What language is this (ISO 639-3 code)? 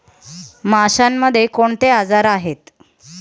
mar